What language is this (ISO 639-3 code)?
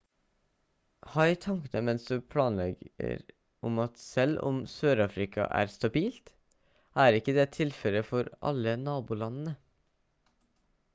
nob